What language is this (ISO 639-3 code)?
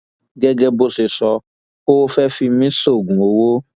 yor